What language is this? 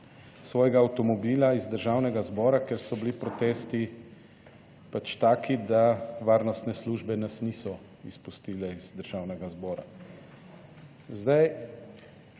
Slovenian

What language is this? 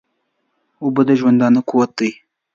Pashto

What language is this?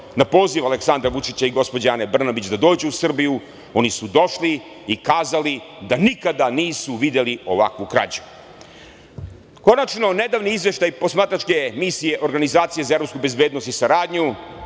Serbian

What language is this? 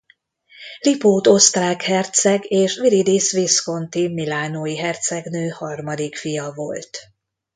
Hungarian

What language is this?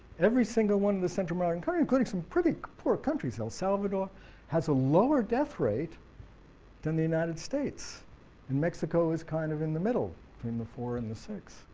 English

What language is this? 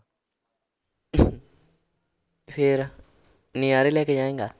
Punjabi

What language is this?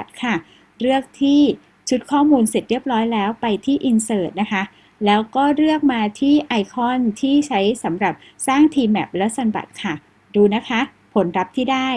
Thai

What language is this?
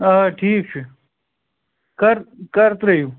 Kashmiri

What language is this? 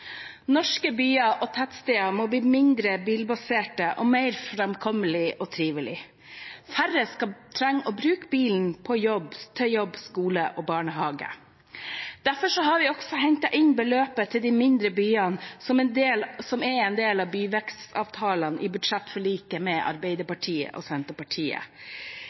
Norwegian Bokmål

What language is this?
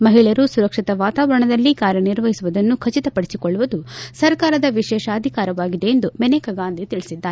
Kannada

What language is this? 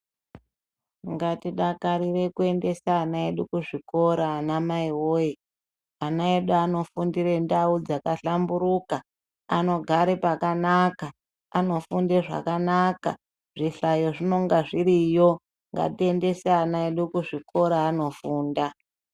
Ndau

